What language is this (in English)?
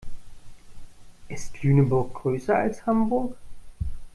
German